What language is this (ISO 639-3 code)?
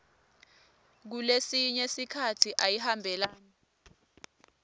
ssw